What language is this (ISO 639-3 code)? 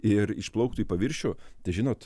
lit